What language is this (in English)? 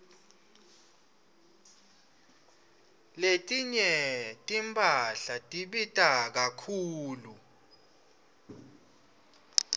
Swati